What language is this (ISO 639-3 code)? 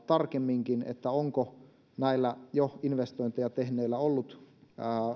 fin